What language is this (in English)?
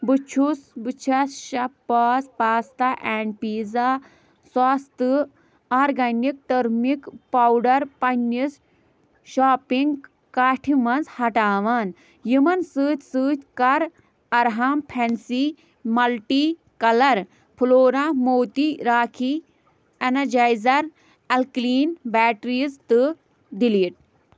Kashmiri